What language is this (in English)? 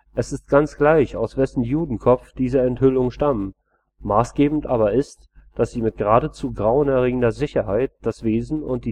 German